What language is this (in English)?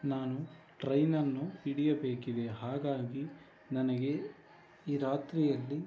Kannada